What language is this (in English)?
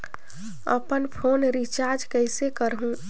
Chhattisgarhi